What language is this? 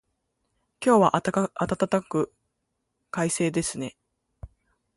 Japanese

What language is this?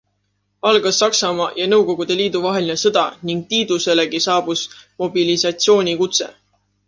Estonian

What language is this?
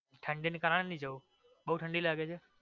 Gujarati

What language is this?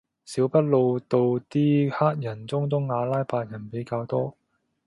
Cantonese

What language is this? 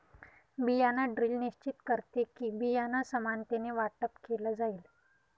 Marathi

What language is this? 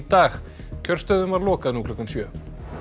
Icelandic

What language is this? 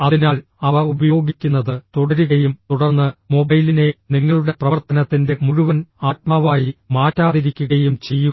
Malayalam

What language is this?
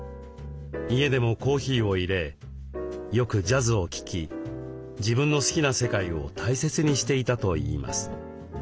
Japanese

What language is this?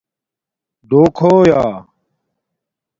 Domaaki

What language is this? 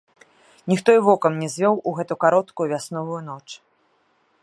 Belarusian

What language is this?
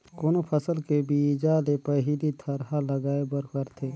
Chhattisgarhi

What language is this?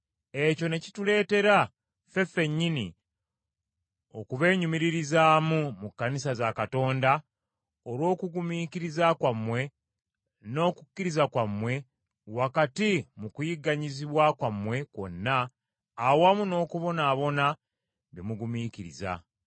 Ganda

